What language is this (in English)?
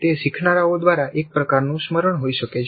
Gujarati